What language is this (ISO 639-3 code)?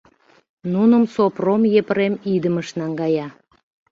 chm